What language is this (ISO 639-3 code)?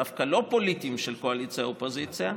heb